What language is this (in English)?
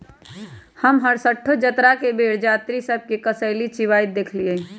Magahi